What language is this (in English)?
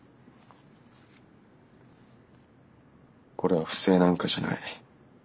Japanese